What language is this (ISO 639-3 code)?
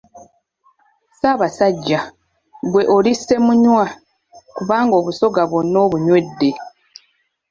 lug